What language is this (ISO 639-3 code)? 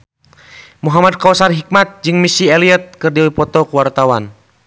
sun